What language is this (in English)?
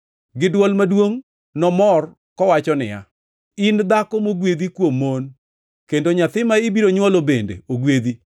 Luo (Kenya and Tanzania)